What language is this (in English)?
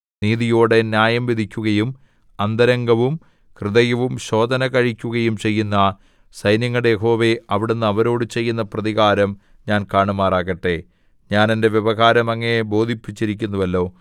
Malayalam